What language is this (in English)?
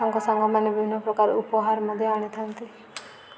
Odia